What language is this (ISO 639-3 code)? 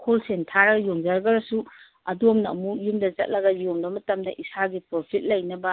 mni